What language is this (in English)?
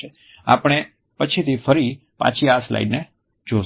Gujarati